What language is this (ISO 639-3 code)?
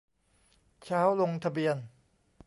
tha